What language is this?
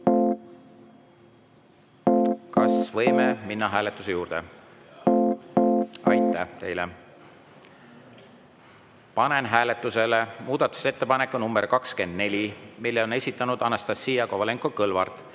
Estonian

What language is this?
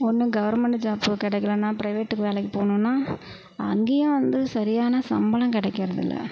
Tamil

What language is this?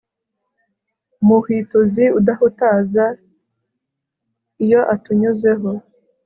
Kinyarwanda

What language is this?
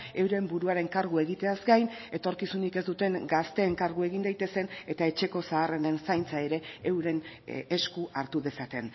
Basque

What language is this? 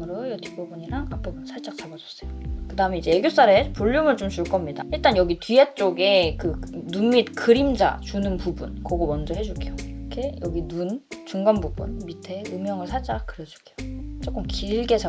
Korean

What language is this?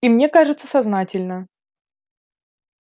Russian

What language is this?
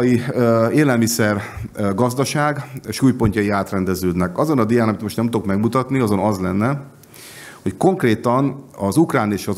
Hungarian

